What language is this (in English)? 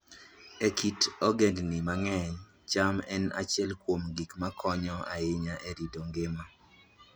Luo (Kenya and Tanzania)